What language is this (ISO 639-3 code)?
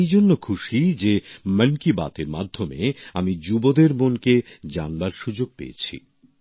ben